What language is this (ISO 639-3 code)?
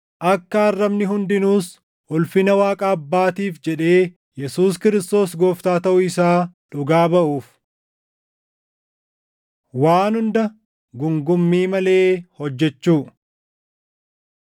orm